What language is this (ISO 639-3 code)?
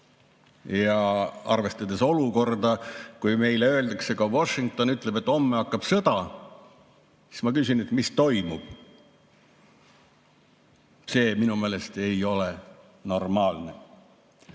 est